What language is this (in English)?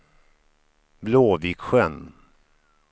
Swedish